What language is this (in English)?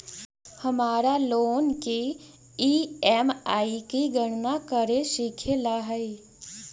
Magahi